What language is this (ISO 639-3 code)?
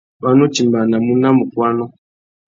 bag